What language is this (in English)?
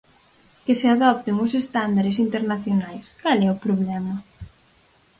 Galician